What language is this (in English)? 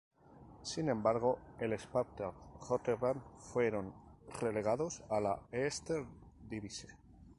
Spanish